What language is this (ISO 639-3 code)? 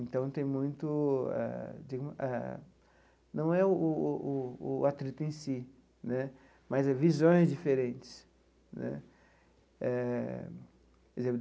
por